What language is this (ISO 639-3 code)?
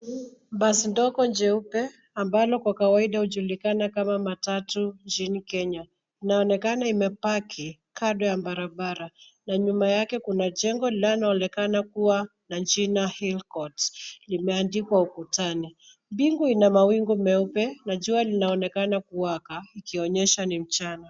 swa